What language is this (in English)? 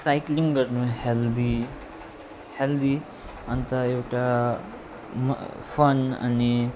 Nepali